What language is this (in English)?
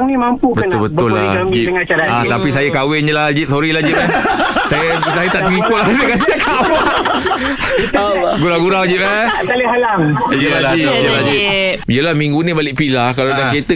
Malay